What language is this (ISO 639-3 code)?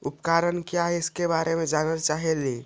mag